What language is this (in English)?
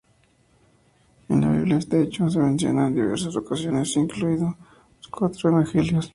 Spanish